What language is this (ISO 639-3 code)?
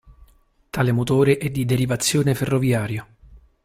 ita